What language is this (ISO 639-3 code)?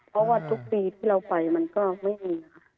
tha